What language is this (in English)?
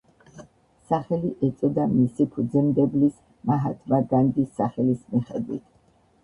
Georgian